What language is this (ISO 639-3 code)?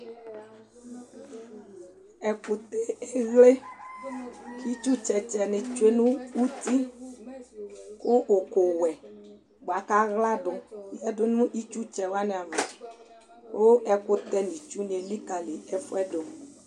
kpo